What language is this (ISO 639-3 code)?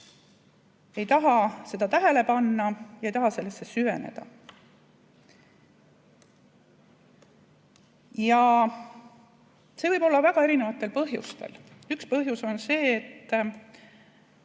est